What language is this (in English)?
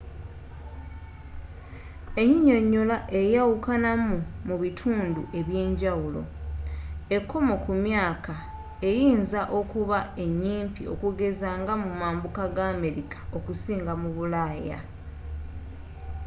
Ganda